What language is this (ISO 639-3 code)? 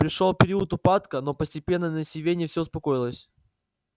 rus